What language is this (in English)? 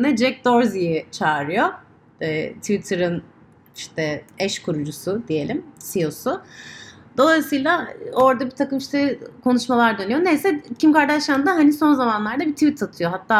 Turkish